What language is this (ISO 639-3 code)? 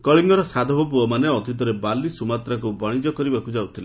ori